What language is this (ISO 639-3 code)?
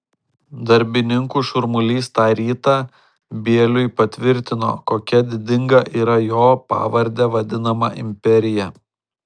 lit